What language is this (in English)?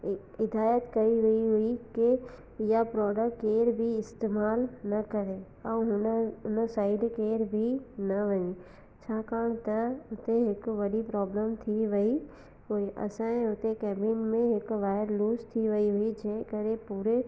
Sindhi